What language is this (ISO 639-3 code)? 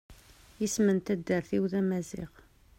kab